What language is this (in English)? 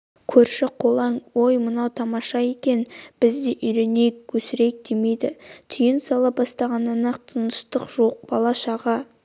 Kazakh